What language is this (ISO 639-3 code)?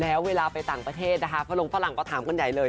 tha